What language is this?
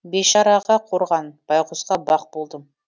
Kazakh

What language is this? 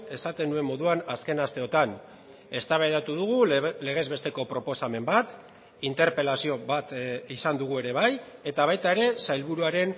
Basque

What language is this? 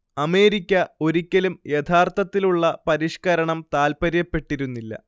Malayalam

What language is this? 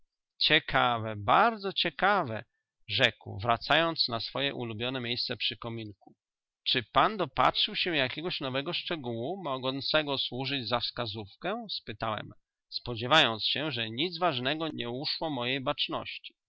Polish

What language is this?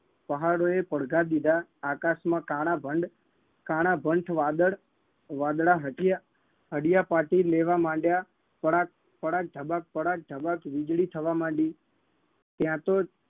Gujarati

